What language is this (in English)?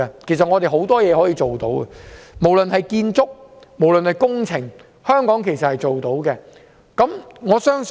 Cantonese